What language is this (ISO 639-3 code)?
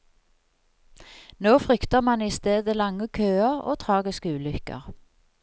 nor